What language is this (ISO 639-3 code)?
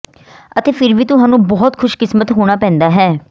pan